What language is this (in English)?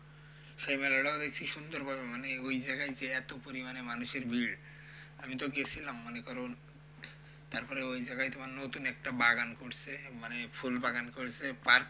Bangla